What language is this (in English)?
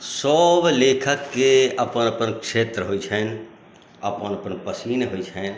Maithili